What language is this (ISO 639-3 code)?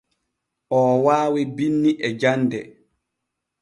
fue